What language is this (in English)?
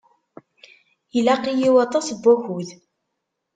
Kabyle